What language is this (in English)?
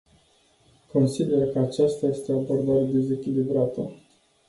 Romanian